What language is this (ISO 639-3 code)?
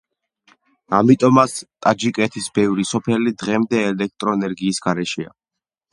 kat